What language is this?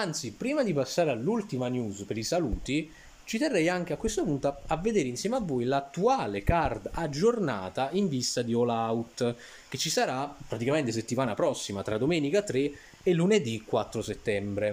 Italian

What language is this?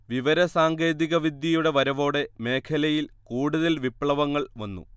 Malayalam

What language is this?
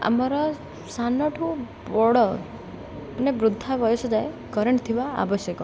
Odia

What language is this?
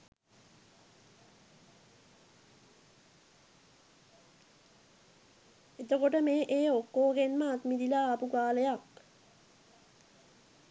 Sinhala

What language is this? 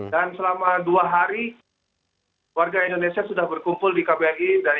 Indonesian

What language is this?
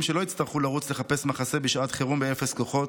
Hebrew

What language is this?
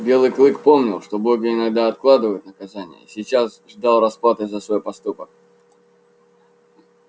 Russian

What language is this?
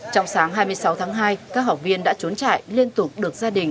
Vietnamese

